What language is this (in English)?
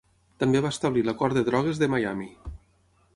Catalan